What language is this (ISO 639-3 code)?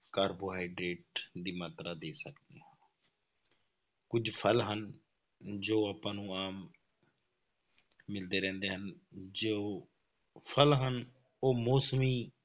pan